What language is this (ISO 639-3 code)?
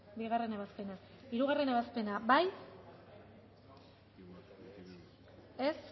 eus